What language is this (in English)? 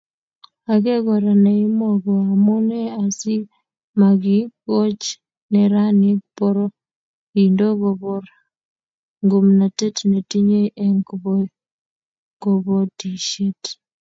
Kalenjin